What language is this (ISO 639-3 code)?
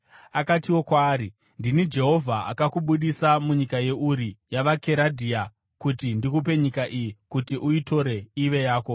sna